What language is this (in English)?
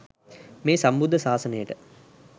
Sinhala